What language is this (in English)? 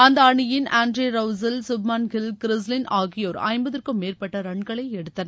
Tamil